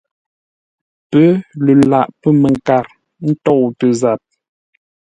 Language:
Ngombale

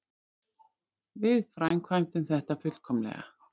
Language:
Icelandic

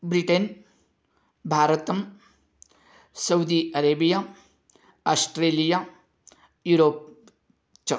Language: Sanskrit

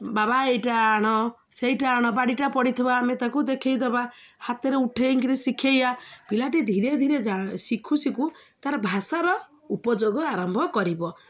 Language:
Odia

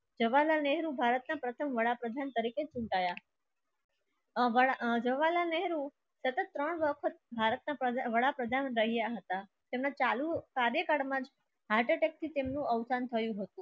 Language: Gujarati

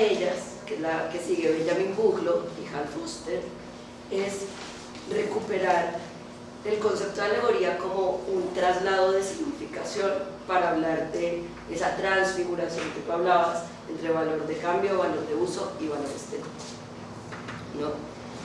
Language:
Spanish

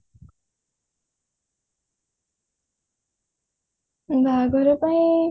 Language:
Odia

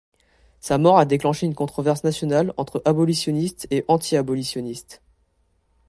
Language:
French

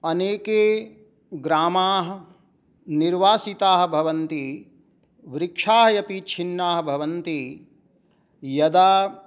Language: Sanskrit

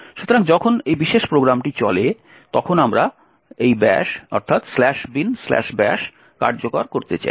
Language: Bangla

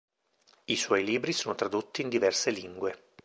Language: Italian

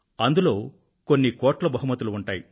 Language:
Telugu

